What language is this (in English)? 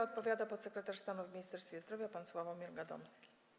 Polish